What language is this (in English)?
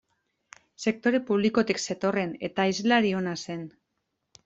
Basque